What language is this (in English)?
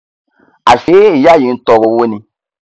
Yoruba